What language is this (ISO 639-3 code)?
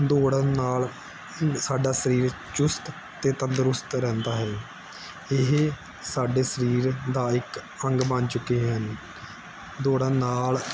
pan